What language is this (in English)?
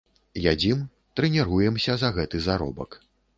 Belarusian